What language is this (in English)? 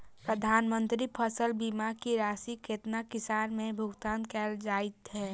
Maithili